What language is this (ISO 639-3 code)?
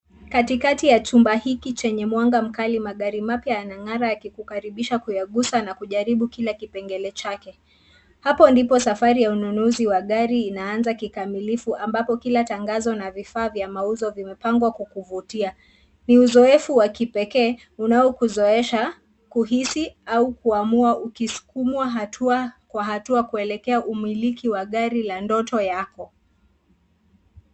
swa